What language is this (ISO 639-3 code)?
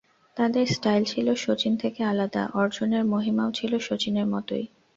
ben